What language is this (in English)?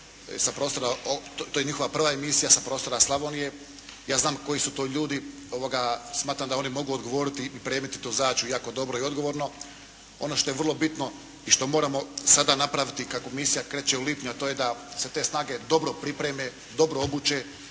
Croatian